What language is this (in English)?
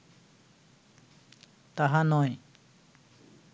Bangla